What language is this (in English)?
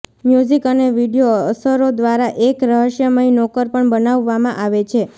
Gujarati